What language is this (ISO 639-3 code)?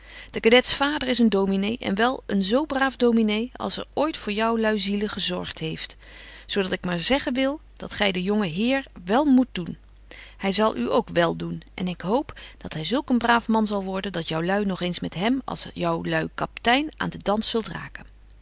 nld